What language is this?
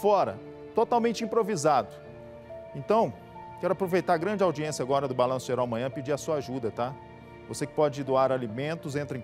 Portuguese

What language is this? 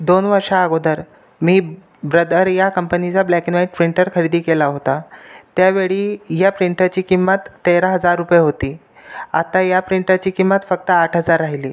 Marathi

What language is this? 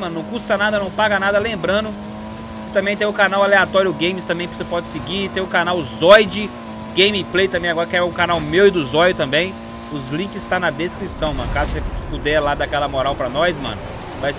Portuguese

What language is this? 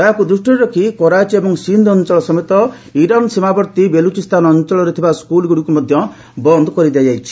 Odia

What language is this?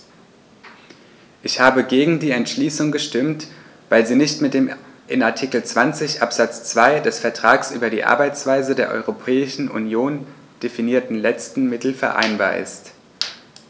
German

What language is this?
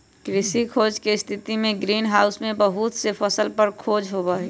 Magahi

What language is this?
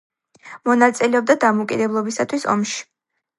Georgian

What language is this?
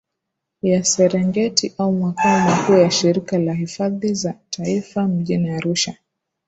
Swahili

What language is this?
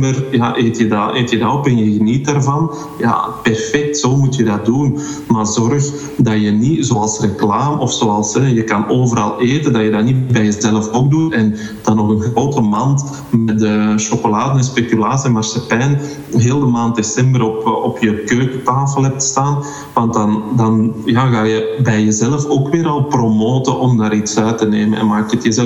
Dutch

